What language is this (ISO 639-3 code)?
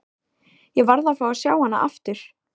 isl